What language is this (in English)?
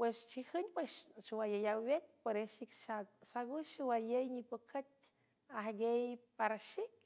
San Francisco Del Mar Huave